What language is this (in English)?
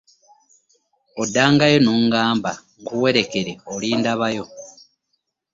Ganda